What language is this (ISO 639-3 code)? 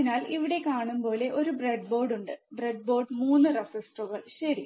mal